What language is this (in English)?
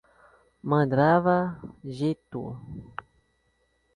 Portuguese